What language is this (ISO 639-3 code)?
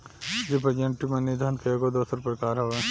bho